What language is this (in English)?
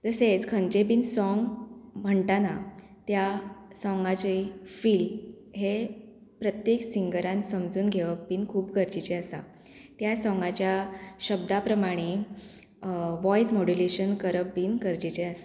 Konkani